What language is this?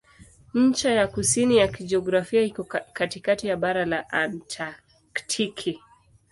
Swahili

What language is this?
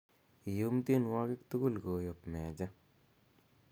Kalenjin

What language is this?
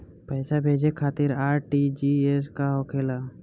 Bhojpuri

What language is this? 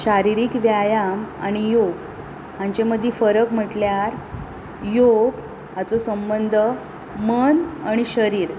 Konkani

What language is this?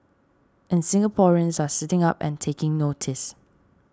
English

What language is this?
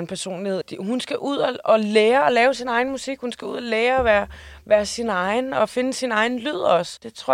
Danish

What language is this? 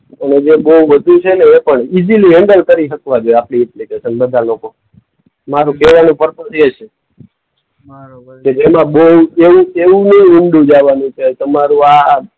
Gujarati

